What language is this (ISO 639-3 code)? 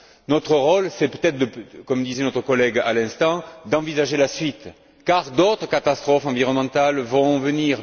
fra